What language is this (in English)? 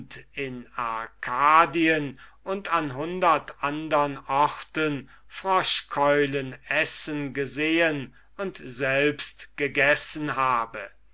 German